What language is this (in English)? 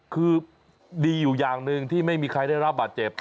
Thai